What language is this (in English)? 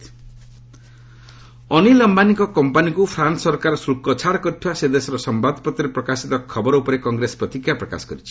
Odia